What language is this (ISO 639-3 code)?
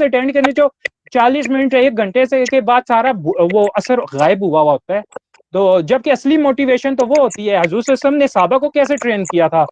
hin